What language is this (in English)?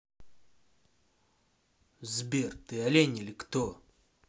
Russian